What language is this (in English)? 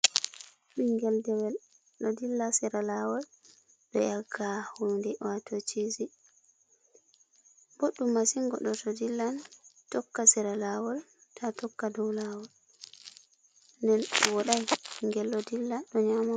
Fula